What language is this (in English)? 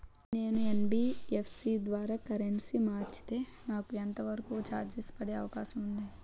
Telugu